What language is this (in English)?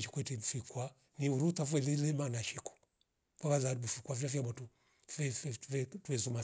Rombo